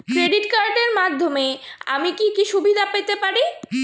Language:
Bangla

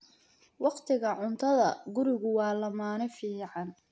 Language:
Somali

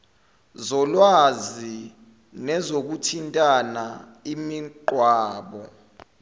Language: Zulu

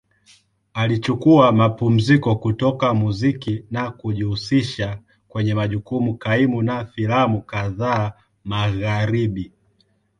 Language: Swahili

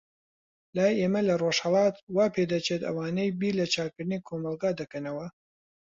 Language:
Central Kurdish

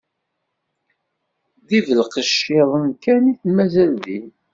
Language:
Kabyle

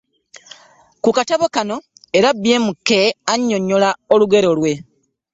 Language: Ganda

